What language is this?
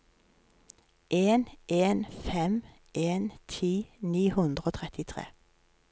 Norwegian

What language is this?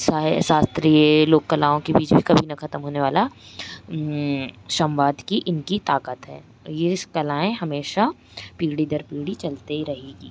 Hindi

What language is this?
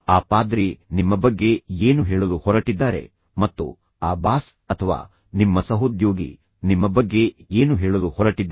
Kannada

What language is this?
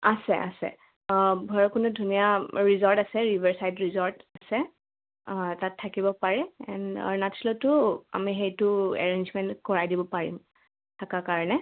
Assamese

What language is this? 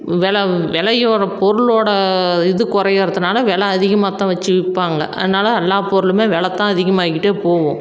Tamil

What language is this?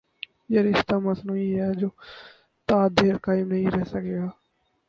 Urdu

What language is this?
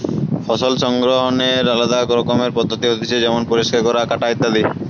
Bangla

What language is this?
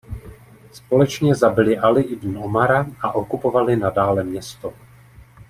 Czech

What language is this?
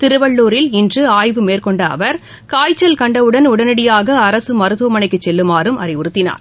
Tamil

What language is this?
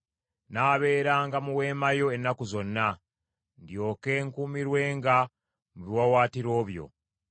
Ganda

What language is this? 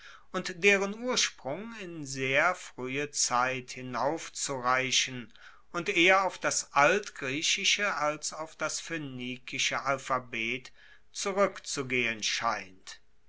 German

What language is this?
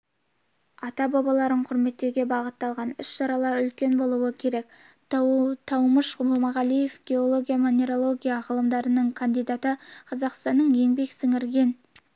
Kazakh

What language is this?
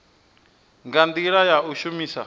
Venda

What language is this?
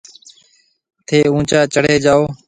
Marwari (Pakistan)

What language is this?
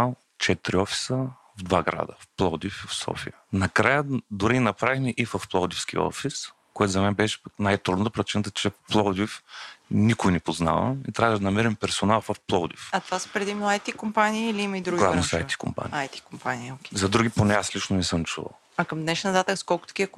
Bulgarian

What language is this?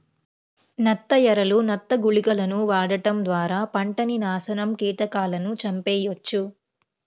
Telugu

